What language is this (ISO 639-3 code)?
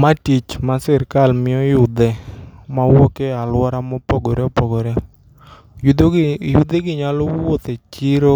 luo